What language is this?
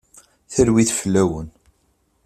Kabyle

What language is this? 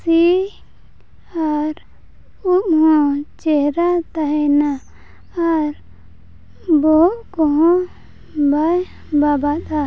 Santali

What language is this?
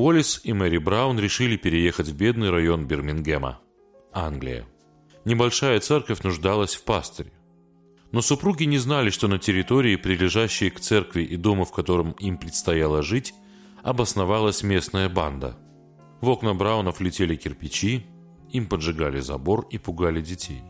Russian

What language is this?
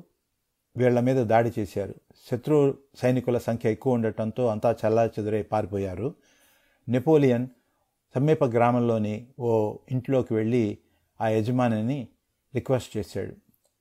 Telugu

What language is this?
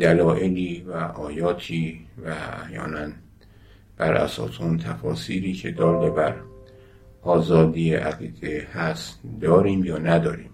Persian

